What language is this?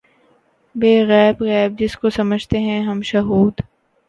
Urdu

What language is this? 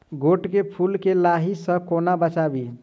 Maithili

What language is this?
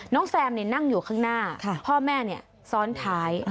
Thai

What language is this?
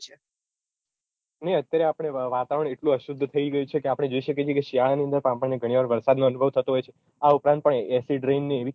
Gujarati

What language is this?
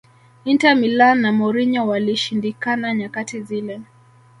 Swahili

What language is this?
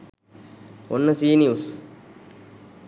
Sinhala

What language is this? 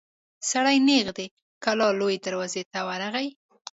Pashto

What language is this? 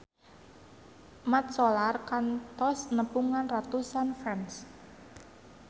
Sundanese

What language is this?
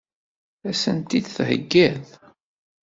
Kabyle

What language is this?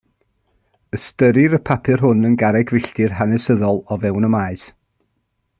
Welsh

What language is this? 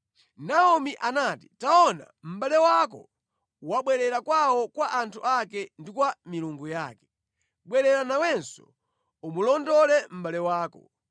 Nyanja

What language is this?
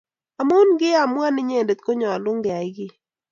Kalenjin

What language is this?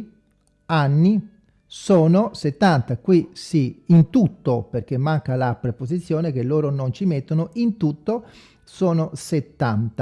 Italian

